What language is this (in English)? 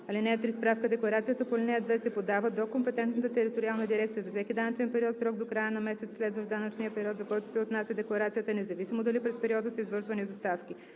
Bulgarian